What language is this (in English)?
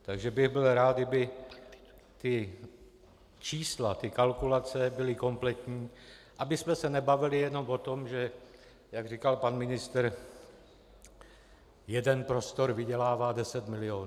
Czech